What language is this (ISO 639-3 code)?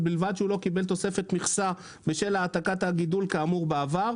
heb